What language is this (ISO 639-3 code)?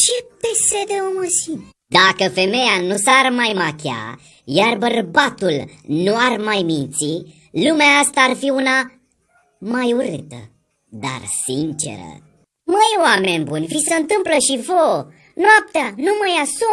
ron